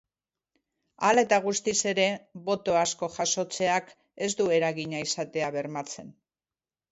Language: Basque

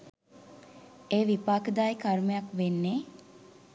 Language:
Sinhala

